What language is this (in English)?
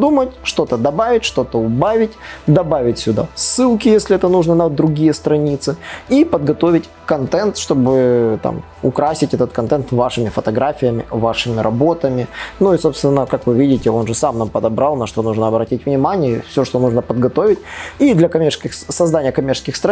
Russian